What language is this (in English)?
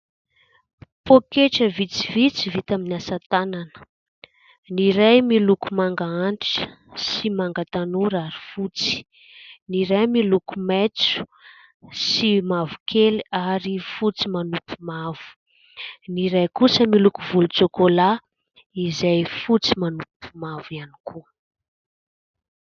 Malagasy